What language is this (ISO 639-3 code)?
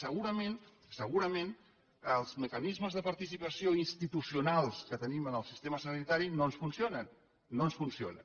cat